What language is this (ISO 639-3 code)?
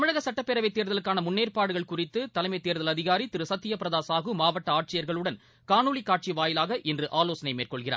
tam